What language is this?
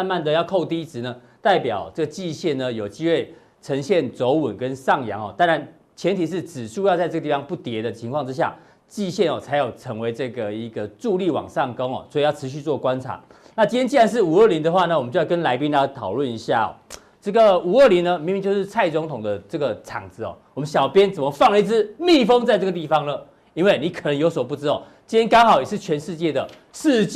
Chinese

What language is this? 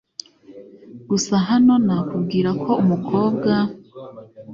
Kinyarwanda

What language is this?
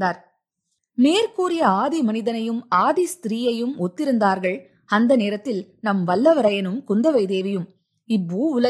Tamil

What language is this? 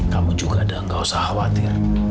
Indonesian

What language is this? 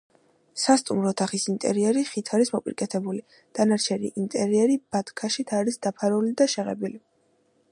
Georgian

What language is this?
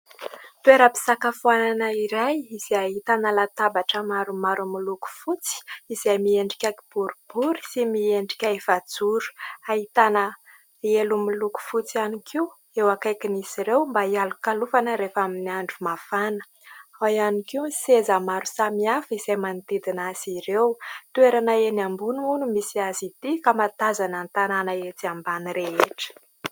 Malagasy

